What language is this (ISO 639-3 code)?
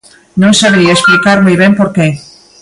glg